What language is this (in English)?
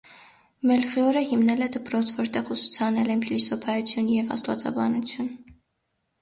Armenian